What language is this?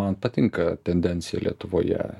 Lithuanian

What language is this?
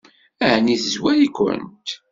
Kabyle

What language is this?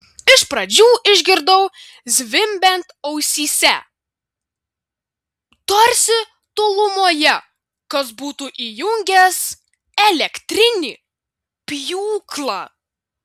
Lithuanian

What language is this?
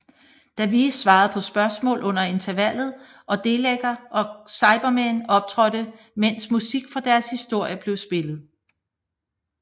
Danish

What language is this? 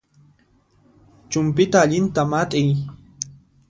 Puno Quechua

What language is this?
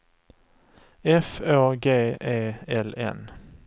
Swedish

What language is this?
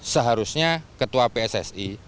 Indonesian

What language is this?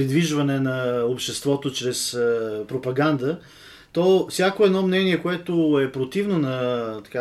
Bulgarian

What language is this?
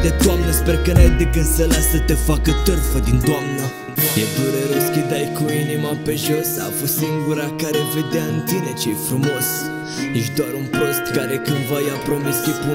Romanian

